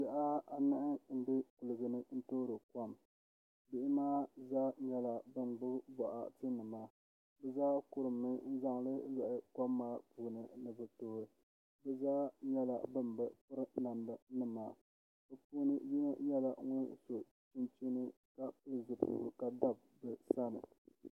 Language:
Dagbani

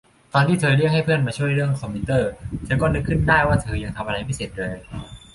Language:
Thai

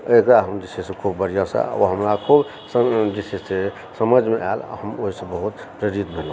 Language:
Maithili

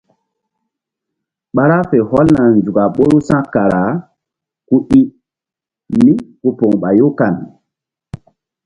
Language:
Mbum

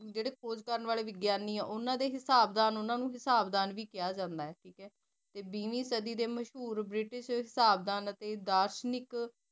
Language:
Punjabi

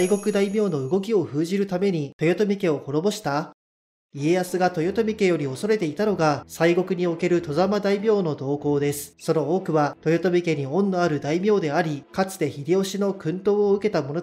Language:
Japanese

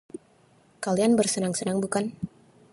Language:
Indonesian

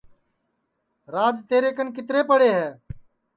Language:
Sansi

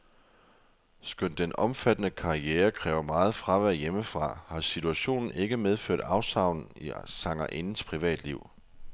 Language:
Danish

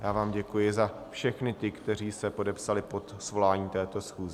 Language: Czech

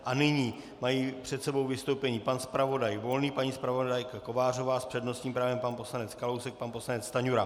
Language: Czech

